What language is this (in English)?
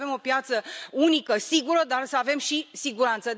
Romanian